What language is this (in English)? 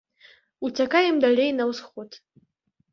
Belarusian